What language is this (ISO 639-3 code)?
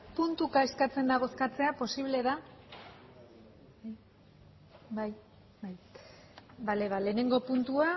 eus